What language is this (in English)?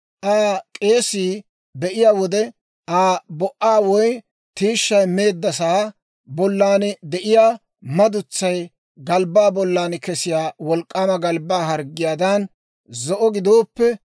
Dawro